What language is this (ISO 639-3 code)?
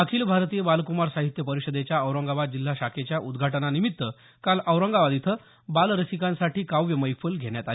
mar